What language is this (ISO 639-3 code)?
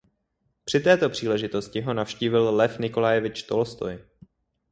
ces